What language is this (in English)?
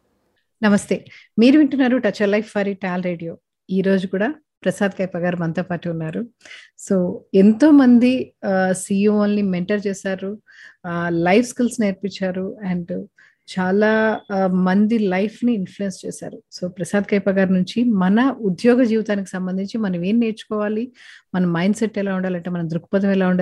Telugu